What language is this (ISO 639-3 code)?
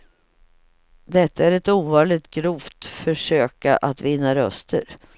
swe